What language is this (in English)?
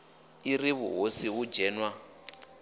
Venda